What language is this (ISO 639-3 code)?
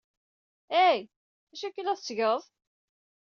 kab